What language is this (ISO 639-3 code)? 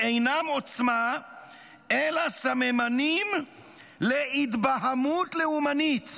heb